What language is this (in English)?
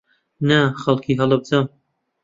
Central Kurdish